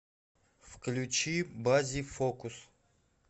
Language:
Russian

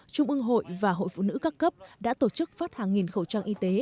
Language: Vietnamese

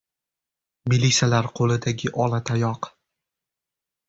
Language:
Uzbek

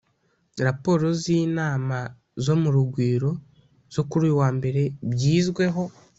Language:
Kinyarwanda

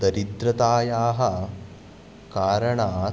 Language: Sanskrit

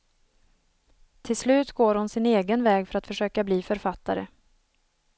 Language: Swedish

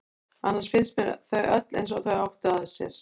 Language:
Icelandic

